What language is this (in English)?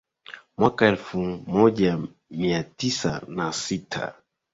Swahili